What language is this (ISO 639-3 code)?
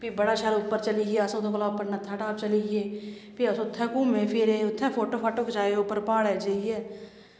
doi